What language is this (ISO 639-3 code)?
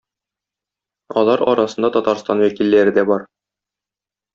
tat